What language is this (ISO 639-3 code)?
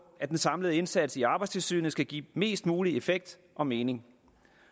dan